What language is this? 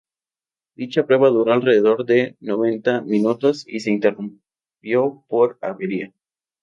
Spanish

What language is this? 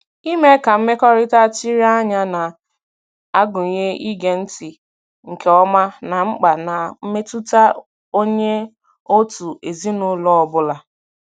Igbo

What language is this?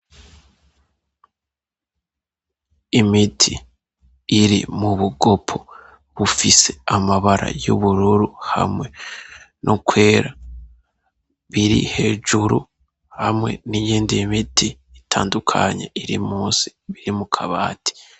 Rundi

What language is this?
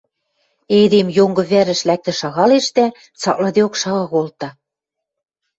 Western Mari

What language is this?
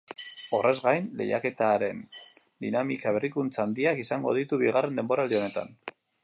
Basque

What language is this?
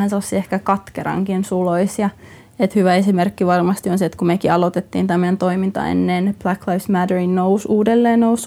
Finnish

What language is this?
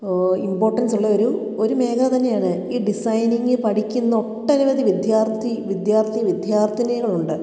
Malayalam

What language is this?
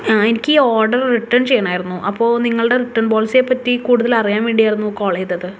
Malayalam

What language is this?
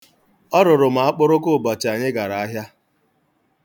Igbo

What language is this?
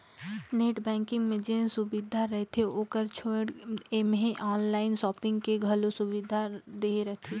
Chhattisgarhi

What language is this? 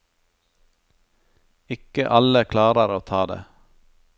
Norwegian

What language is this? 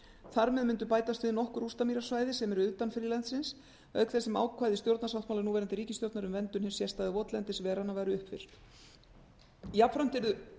Icelandic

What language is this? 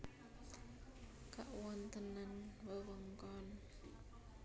Javanese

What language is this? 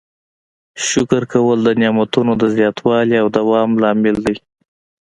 Pashto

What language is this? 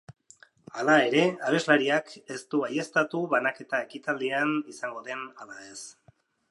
Basque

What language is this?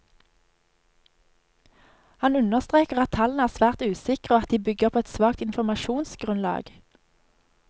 Norwegian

